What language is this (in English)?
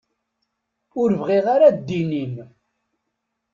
Kabyle